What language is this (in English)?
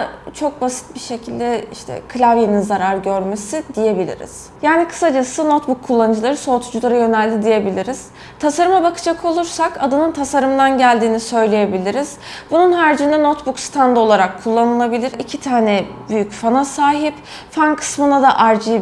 Turkish